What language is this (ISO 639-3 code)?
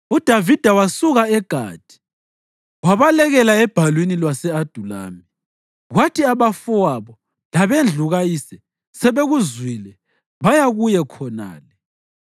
nde